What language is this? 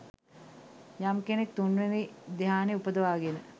Sinhala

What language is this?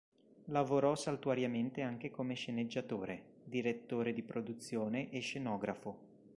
Italian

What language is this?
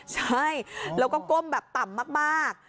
Thai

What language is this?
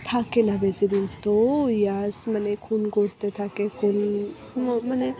Bangla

